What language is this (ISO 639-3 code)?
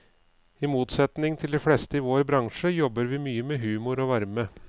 nor